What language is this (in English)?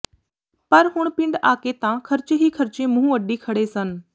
Punjabi